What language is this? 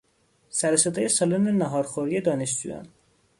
Persian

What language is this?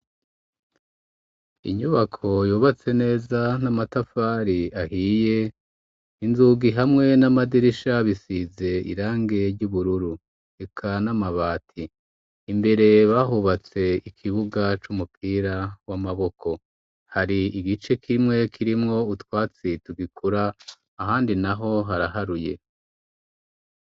Rundi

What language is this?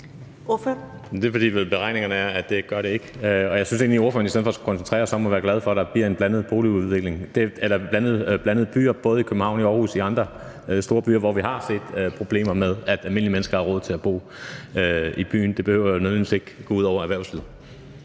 Danish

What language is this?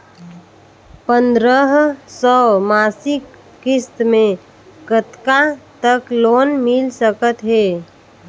Chhattisgarhi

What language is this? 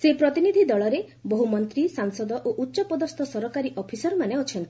Odia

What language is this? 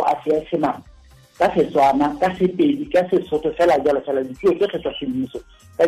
Filipino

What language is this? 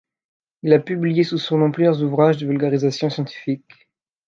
French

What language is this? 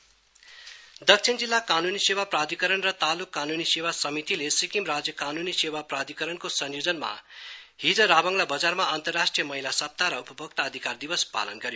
Nepali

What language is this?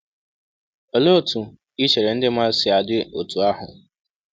Igbo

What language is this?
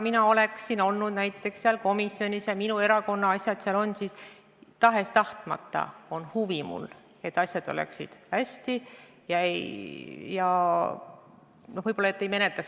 Estonian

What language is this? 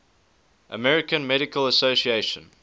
English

